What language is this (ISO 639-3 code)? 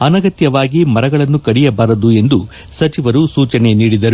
kan